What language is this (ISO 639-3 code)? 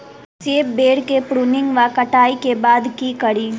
mai